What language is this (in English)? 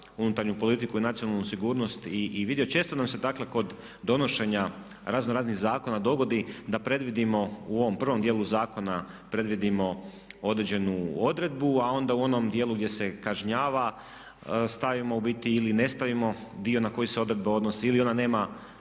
Croatian